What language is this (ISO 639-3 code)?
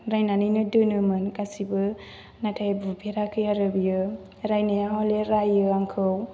brx